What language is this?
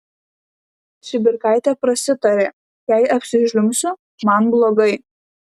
Lithuanian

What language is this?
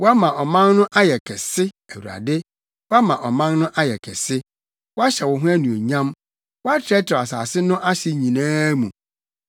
Akan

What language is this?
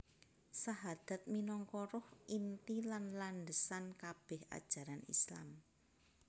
Javanese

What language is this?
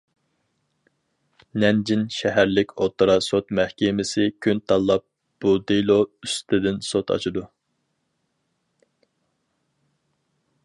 Uyghur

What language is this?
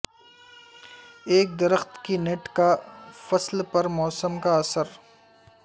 Urdu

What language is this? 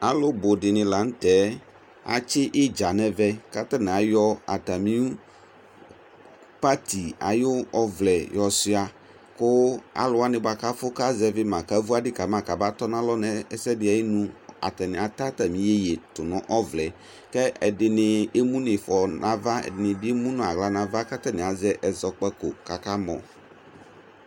Ikposo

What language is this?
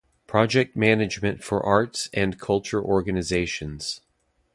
English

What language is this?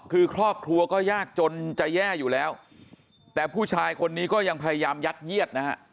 Thai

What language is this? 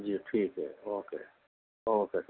Urdu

